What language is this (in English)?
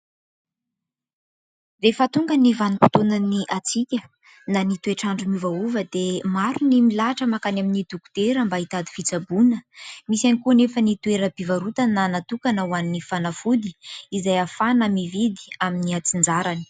Malagasy